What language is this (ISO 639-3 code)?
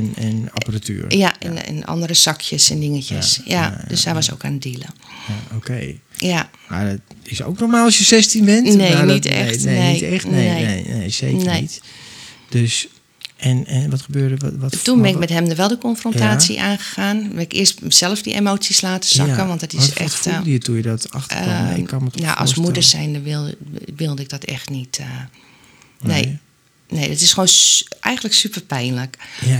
nld